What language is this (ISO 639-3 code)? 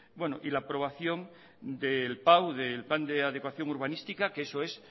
spa